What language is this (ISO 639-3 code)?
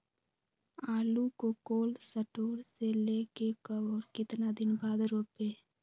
mag